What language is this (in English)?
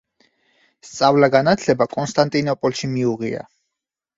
Georgian